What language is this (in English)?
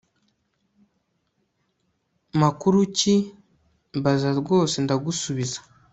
Kinyarwanda